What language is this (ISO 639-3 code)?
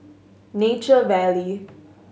eng